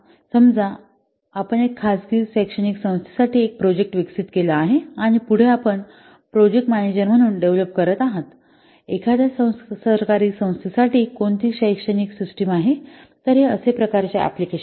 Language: Marathi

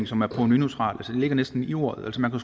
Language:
Danish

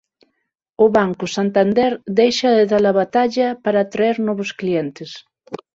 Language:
Galician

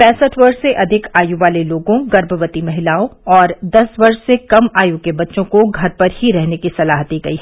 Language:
Hindi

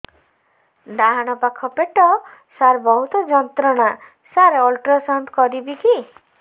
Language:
Odia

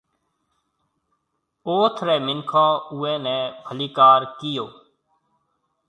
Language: Marwari (Pakistan)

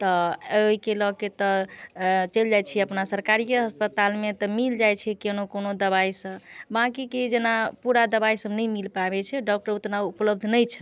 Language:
Maithili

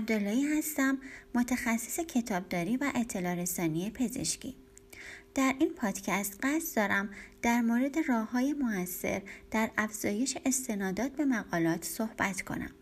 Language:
Persian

